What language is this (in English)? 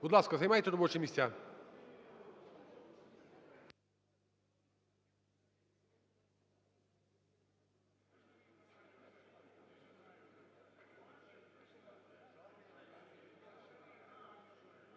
Ukrainian